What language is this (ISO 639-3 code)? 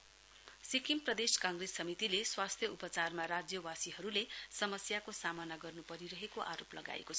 nep